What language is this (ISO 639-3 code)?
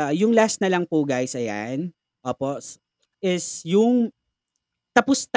fil